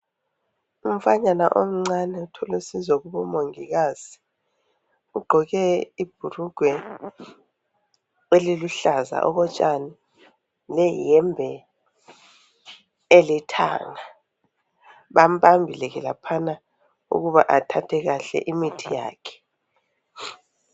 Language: North Ndebele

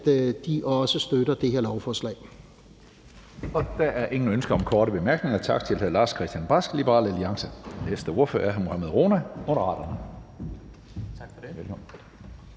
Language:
Danish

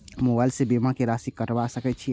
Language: Maithili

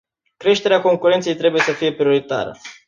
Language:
Romanian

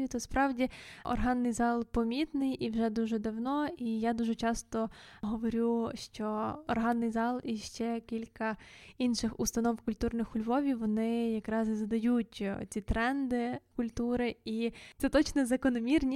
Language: Ukrainian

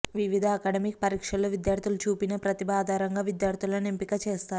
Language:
Telugu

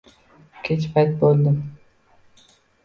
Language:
Uzbek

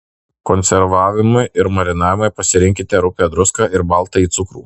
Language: Lithuanian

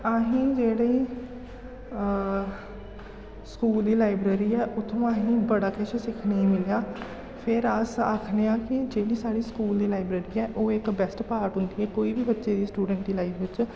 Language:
Dogri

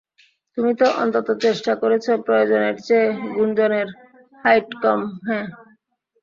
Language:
Bangla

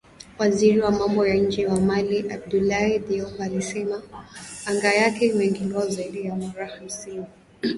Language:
Swahili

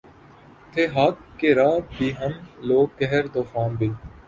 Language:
Urdu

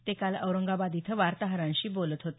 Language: Marathi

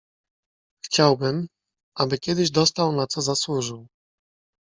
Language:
Polish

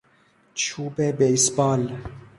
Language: Persian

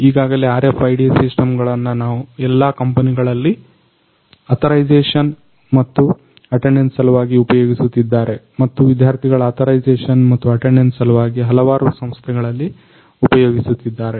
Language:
Kannada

